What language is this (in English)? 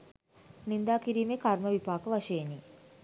Sinhala